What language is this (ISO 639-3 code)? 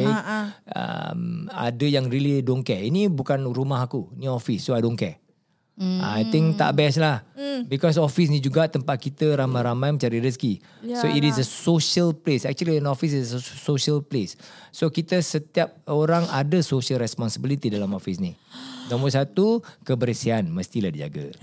msa